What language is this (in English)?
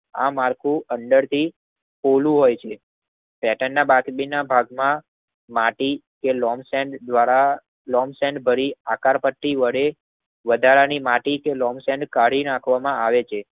Gujarati